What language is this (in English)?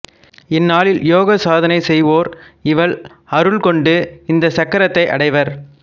Tamil